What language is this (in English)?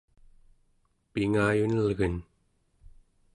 Central Yupik